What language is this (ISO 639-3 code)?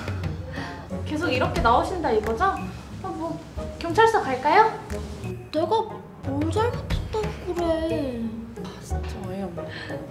kor